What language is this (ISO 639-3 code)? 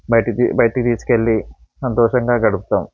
tel